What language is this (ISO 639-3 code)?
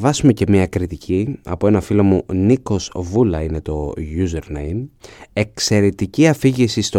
ell